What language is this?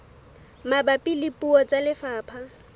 Southern Sotho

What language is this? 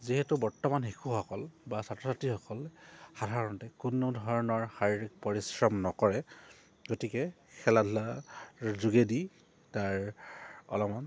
Assamese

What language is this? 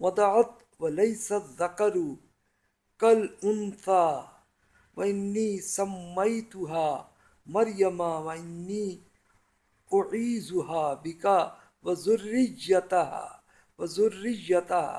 Urdu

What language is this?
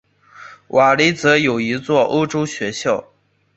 Chinese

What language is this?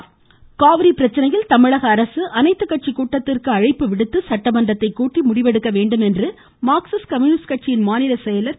Tamil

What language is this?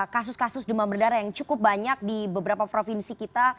Indonesian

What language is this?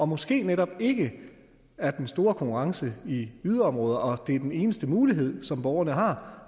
Danish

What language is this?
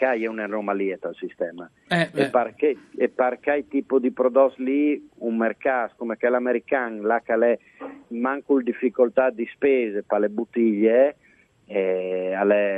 Italian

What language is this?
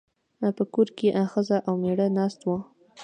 Pashto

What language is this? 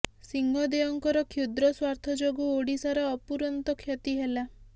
Odia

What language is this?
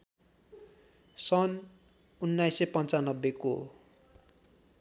Nepali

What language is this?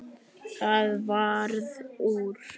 Icelandic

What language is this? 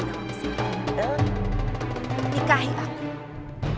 Indonesian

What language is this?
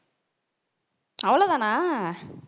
Tamil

